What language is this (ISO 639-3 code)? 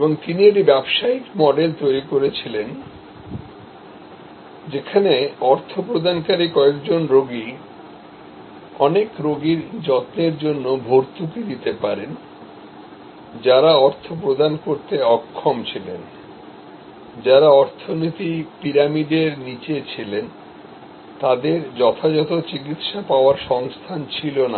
ben